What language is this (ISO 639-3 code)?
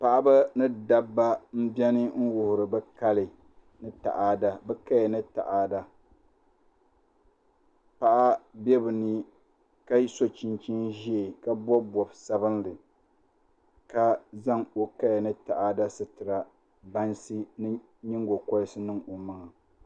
dag